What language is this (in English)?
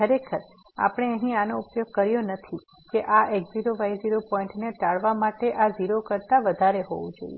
Gujarati